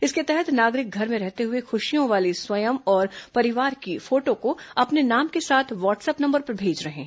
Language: Hindi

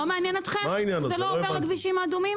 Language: Hebrew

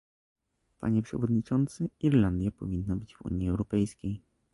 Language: Polish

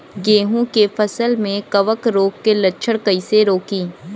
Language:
Bhojpuri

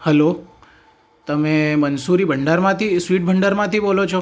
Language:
Gujarati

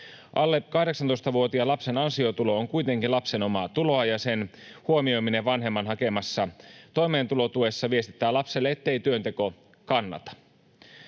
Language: Finnish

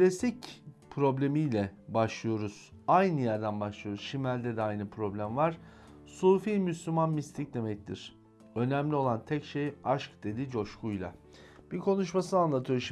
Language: Turkish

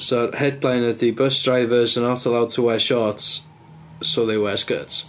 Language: Welsh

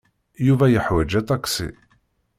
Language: Kabyle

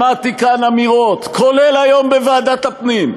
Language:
Hebrew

